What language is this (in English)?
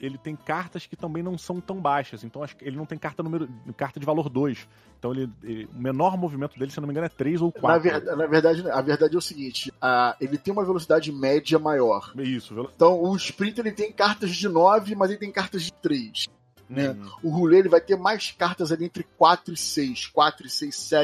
Portuguese